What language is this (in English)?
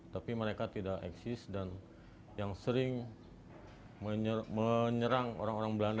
Indonesian